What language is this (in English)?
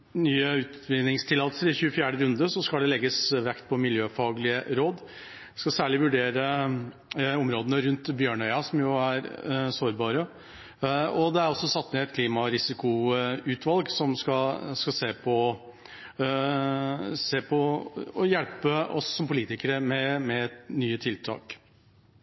Norwegian Bokmål